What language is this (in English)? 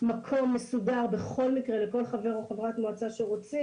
Hebrew